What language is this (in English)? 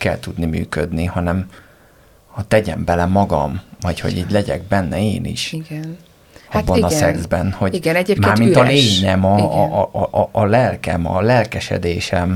Hungarian